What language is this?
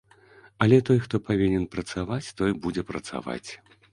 Belarusian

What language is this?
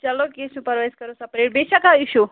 Kashmiri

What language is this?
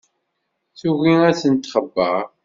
Kabyle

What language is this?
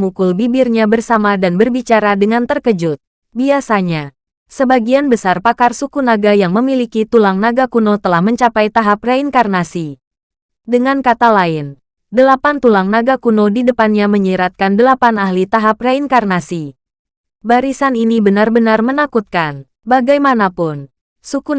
Indonesian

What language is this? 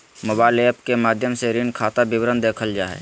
Magahi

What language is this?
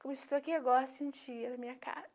Portuguese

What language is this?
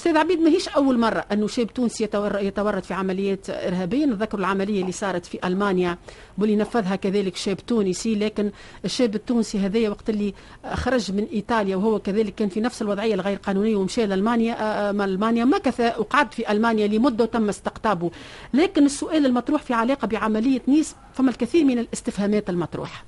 Arabic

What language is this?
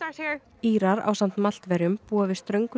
Icelandic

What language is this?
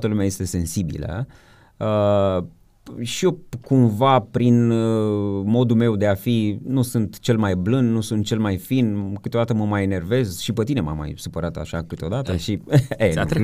Romanian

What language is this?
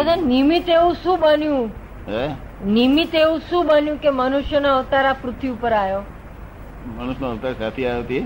Gujarati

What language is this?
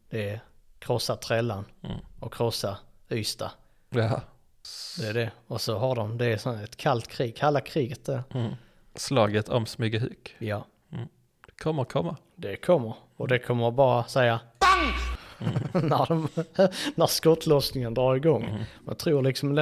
Swedish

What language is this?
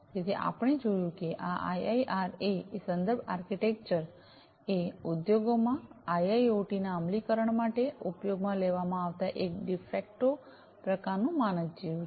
Gujarati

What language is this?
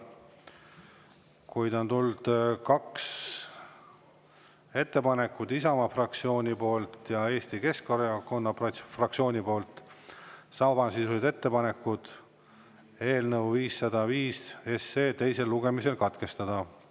Estonian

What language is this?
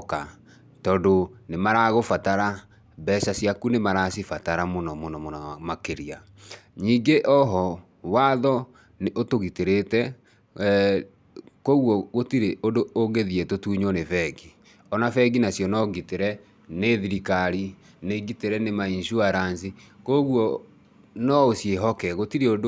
Kikuyu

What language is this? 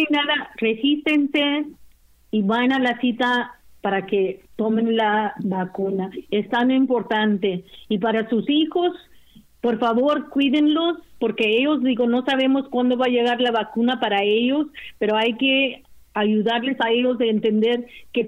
Spanish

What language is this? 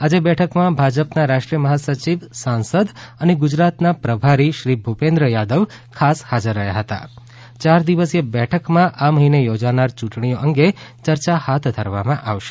Gujarati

